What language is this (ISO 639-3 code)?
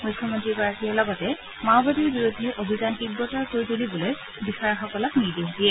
asm